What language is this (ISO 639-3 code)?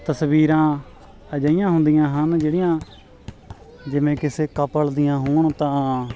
pan